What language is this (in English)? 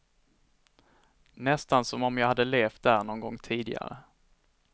Swedish